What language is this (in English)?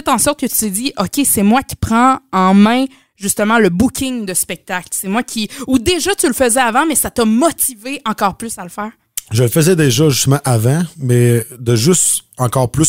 French